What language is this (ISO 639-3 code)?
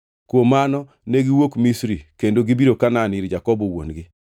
luo